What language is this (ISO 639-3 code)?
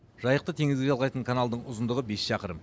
kaz